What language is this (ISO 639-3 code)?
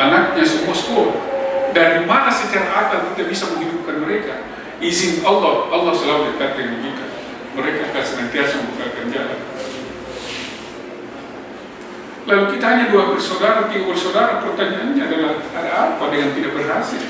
ind